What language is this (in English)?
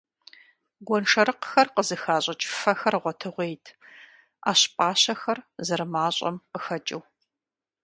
Kabardian